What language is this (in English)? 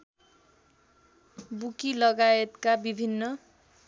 Nepali